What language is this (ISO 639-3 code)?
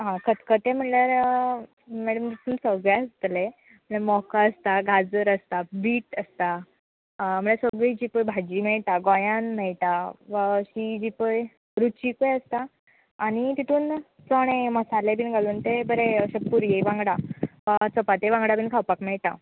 kok